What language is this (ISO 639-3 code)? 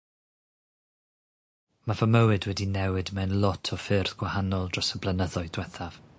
cym